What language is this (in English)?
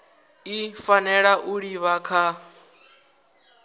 Venda